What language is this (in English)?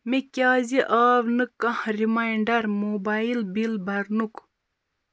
Kashmiri